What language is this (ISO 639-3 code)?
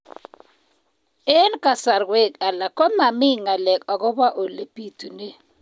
kln